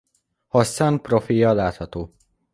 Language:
Hungarian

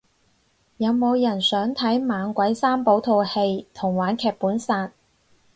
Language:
Cantonese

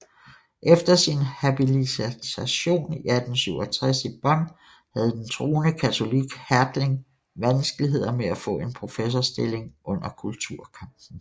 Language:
Danish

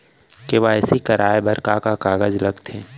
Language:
Chhattisgarhi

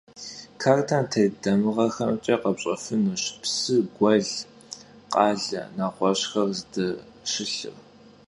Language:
Kabardian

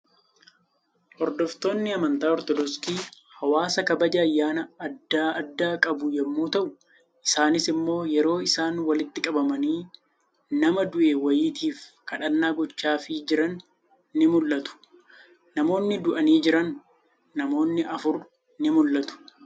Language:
Oromo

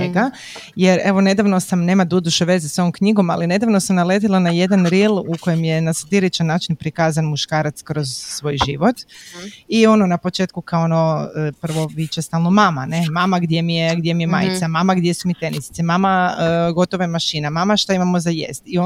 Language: Croatian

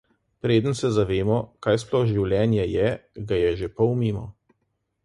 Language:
Slovenian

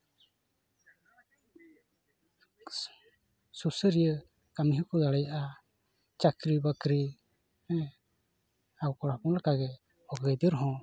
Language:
Santali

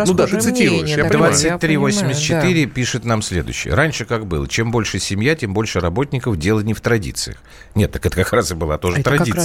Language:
Russian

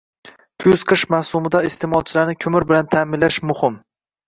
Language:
Uzbek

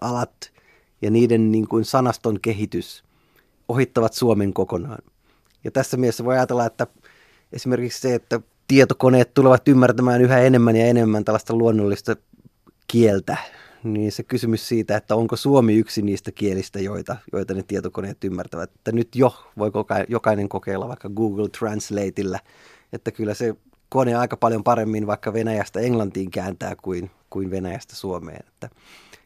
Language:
Finnish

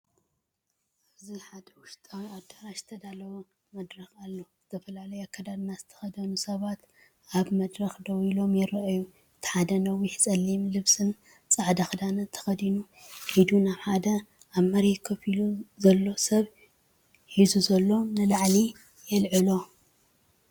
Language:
Tigrinya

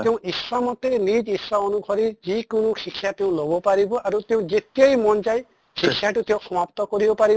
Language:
Assamese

